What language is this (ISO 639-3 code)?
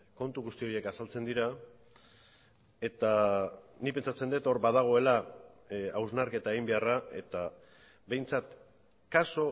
eus